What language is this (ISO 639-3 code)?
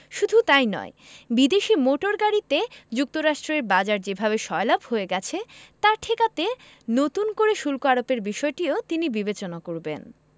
ben